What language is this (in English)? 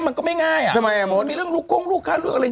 Thai